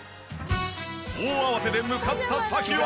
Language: Japanese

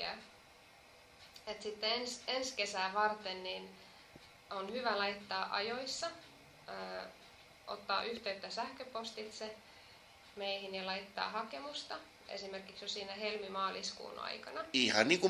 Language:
Finnish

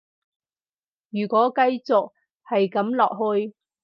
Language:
Cantonese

